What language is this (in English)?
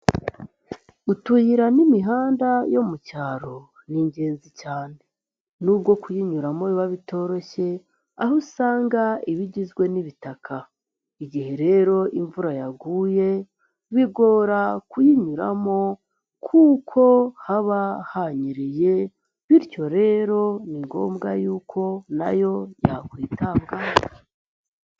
Kinyarwanda